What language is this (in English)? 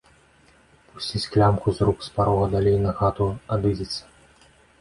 Belarusian